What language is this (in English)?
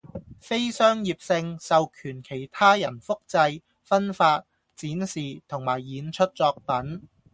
Cantonese